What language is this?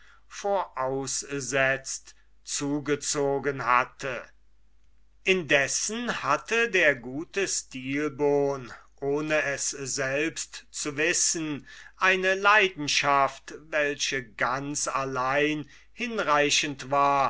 German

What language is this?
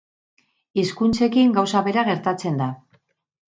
Basque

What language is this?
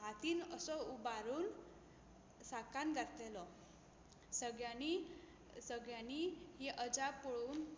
Konkani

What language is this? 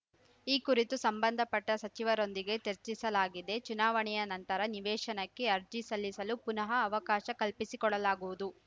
Kannada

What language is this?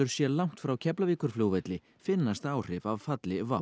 Icelandic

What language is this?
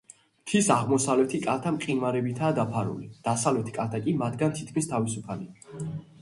Georgian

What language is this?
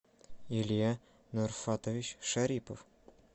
Russian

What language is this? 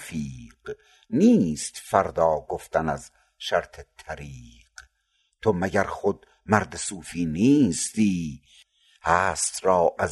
Persian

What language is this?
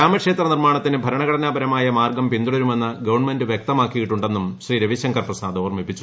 Malayalam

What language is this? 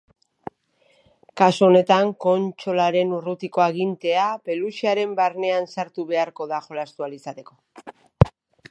Basque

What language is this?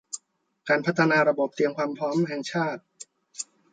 Thai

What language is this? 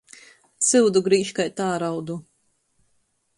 Latgalian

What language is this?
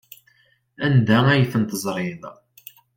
Kabyle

